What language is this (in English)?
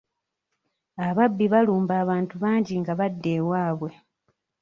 Ganda